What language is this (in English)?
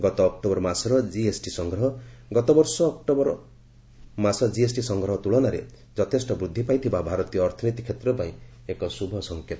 Odia